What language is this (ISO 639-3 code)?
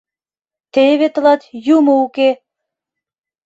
chm